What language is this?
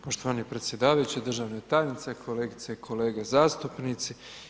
Croatian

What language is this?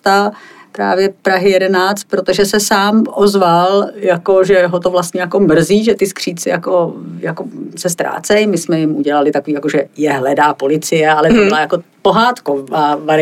Czech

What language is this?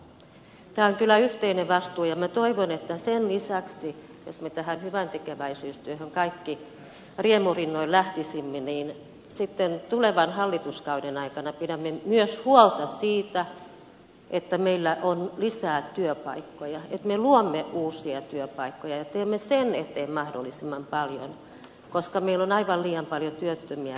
Finnish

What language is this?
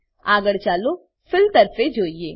Gujarati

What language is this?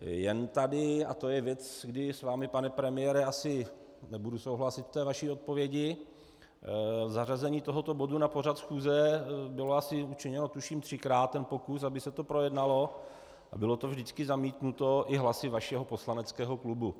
Czech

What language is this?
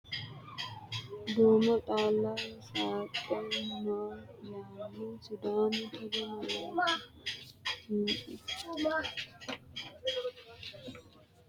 Sidamo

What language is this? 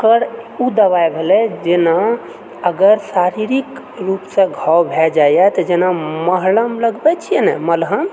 Maithili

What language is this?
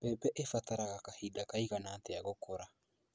Kikuyu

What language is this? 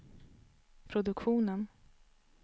Swedish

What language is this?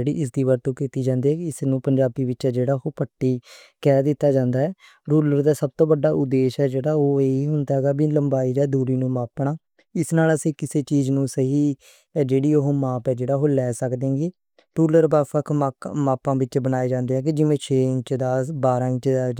Western Panjabi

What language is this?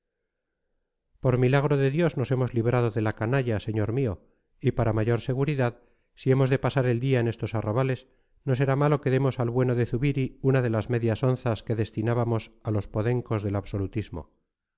Spanish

